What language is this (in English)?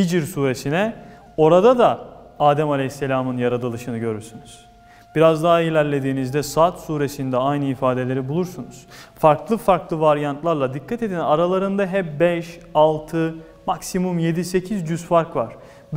Turkish